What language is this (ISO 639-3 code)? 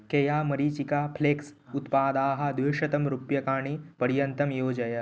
san